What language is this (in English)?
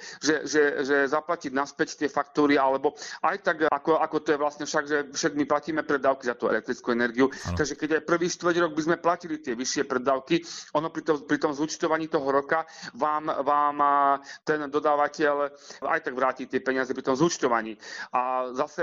Slovak